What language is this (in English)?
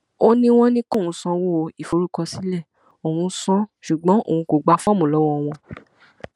Yoruba